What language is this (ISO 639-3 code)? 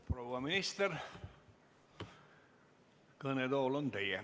est